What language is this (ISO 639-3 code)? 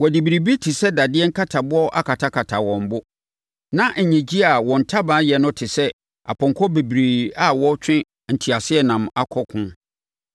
aka